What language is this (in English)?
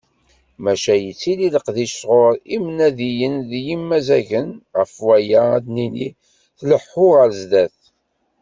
Kabyle